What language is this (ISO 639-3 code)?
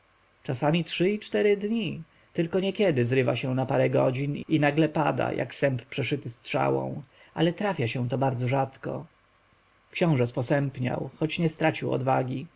pol